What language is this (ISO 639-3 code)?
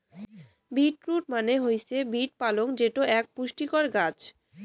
ben